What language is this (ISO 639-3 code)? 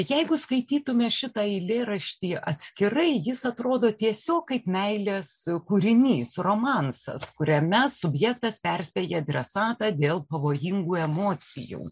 lit